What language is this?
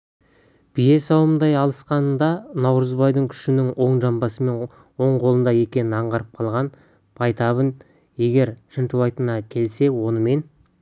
Kazakh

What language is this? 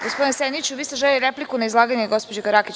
Serbian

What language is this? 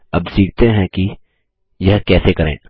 Hindi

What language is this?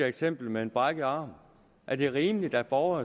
Danish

